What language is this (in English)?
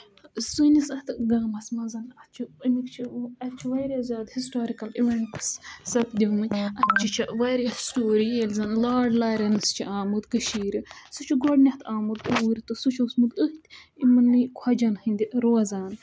Kashmiri